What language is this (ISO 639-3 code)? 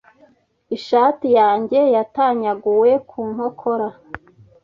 kin